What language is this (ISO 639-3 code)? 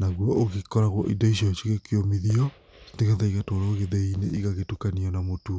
kik